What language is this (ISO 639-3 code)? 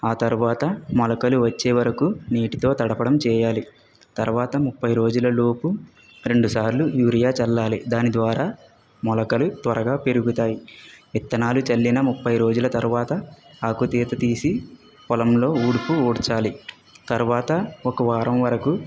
tel